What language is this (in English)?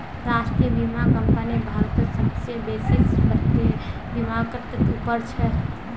Magahi